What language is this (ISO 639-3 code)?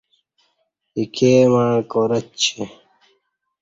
bsh